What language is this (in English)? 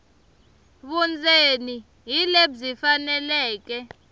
Tsonga